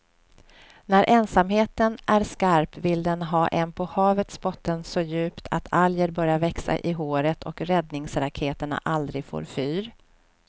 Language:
Swedish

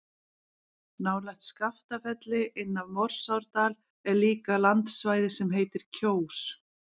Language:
Icelandic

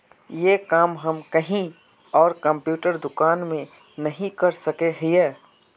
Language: Magahi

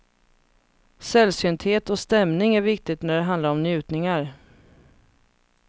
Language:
Swedish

